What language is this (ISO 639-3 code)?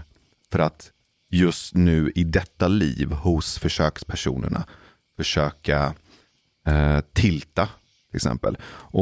swe